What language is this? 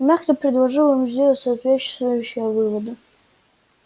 Russian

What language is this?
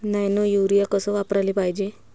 Marathi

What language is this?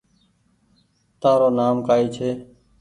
Goaria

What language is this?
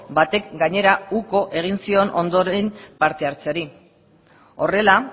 Basque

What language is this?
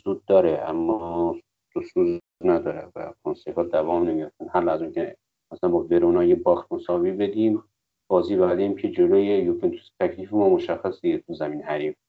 Persian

